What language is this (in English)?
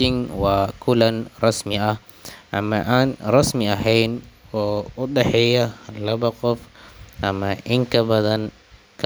Somali